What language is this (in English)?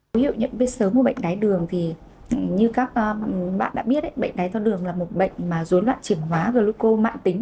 Vietnamese